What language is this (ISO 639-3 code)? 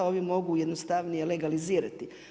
hrv